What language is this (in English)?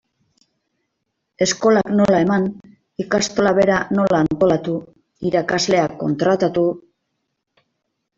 Basque